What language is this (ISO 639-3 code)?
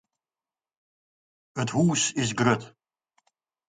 fry